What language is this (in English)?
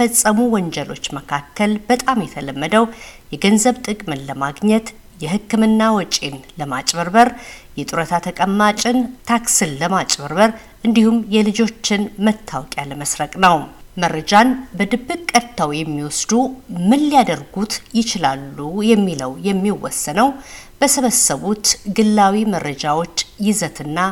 Amharic